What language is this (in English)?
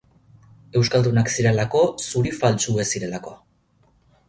Basque